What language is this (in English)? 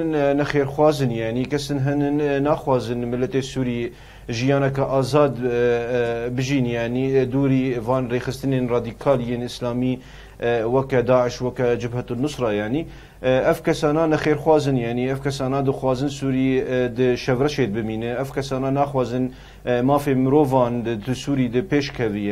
Arabic